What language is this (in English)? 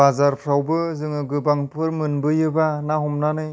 Bodo